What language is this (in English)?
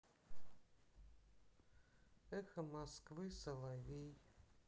Russian